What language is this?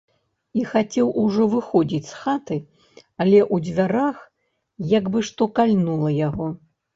Belarusian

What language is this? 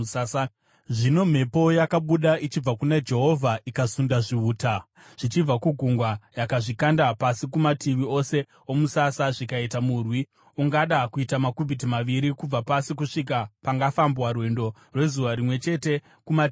Shona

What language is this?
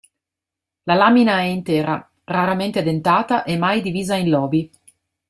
Italian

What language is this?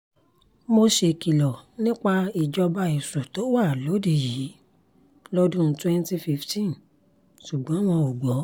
Yoruba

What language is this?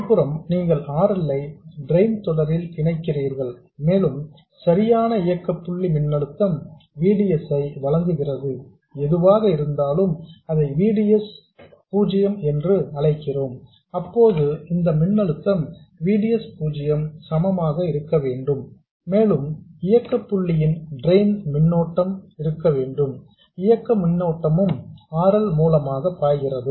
Tamil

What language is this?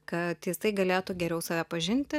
Lithuanian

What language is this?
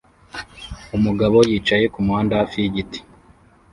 Kinyarwanda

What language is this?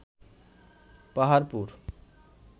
Bangla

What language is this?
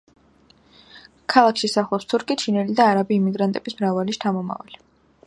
Georgian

